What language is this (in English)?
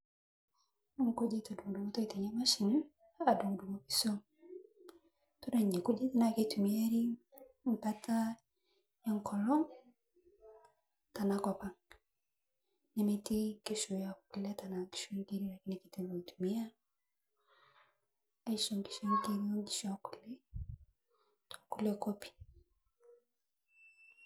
Masai